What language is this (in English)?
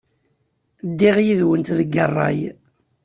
Kabyle